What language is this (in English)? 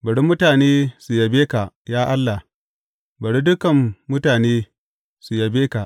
Hausa